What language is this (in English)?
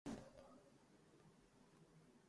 Urdu